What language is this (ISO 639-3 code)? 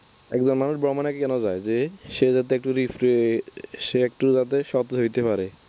ben